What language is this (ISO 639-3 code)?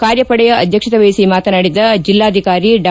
kan